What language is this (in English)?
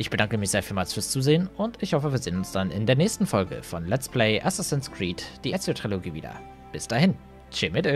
German